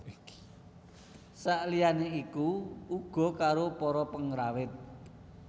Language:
Javanese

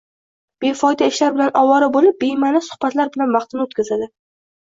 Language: Uzbek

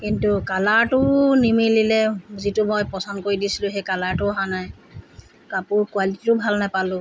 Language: Assamese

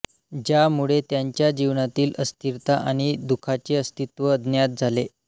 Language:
Marathi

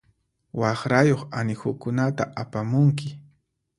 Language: Puno Quechua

